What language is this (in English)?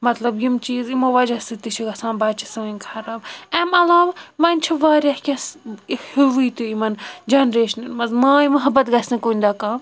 Kashmiri